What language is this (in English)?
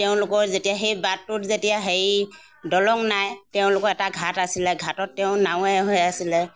Assamese